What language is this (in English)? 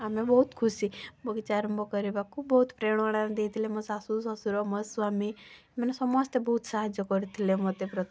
Odia